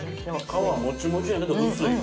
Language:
Japanese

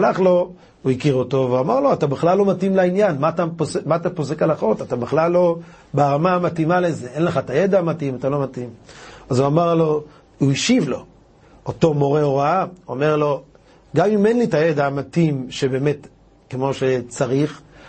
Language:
Hebrew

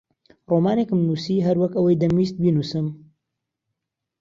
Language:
Central Kurdish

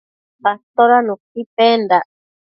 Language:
Matsés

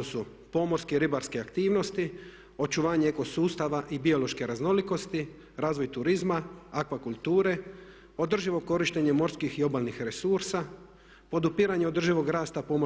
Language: Croatian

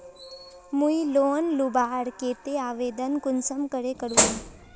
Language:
Magahi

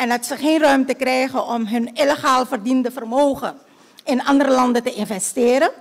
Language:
Dutch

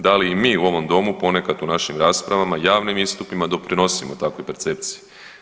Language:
Croatian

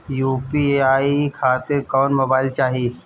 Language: Bhojpuri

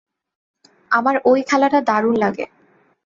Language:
Bangla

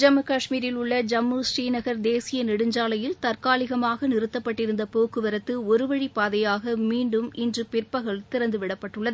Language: Tamil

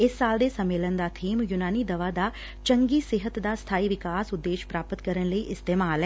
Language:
Punjabi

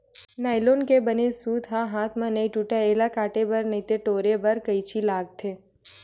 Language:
Chhattisgarhi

